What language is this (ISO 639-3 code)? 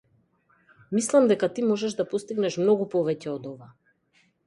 mkd